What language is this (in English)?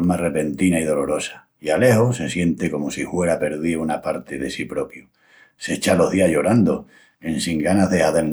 Extremaduran